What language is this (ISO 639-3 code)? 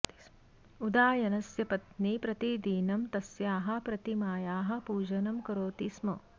san